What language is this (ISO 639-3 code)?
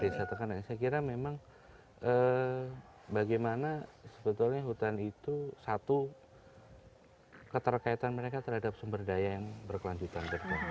ind